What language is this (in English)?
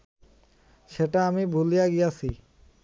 Bangla